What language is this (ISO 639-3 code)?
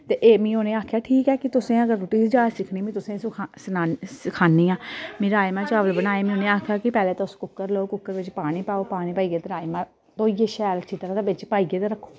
doi